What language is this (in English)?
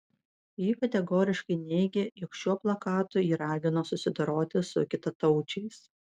Lithuanian